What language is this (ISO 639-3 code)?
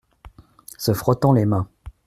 fra